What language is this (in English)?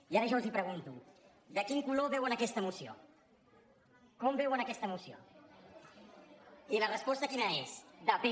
Catalan